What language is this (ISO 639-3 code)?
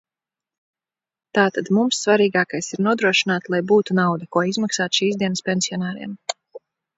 lav